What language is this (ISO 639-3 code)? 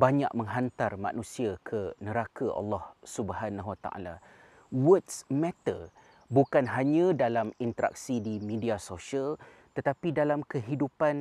msa